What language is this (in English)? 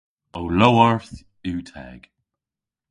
Cornish